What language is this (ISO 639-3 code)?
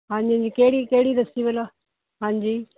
pan